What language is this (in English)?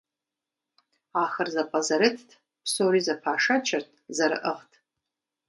Kabardian